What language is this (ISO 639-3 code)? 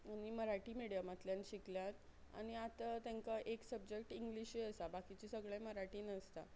kok